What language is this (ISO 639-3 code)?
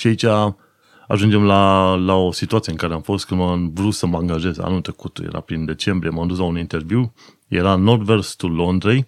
ron